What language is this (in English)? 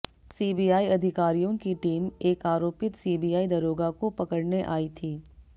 Hindi